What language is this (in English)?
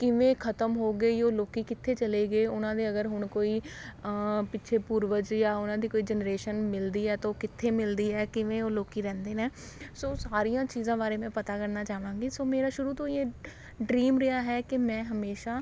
Punjabi